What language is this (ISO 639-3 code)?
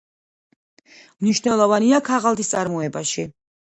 kat